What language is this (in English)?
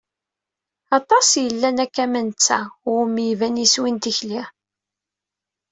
Kabyle